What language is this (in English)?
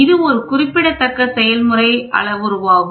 Tamil